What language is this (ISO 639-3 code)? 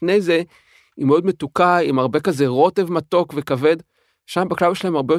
heb